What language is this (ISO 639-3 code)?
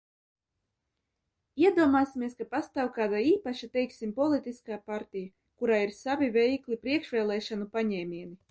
lav